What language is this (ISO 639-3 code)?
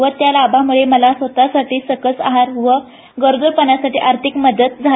mar